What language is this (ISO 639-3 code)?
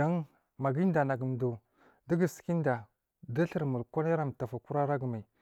mfm